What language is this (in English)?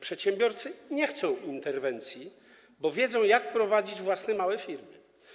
Polish